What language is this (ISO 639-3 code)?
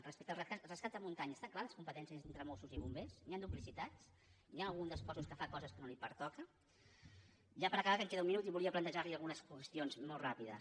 cat